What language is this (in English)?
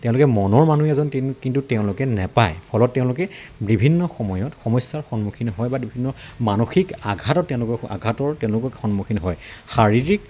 Assamese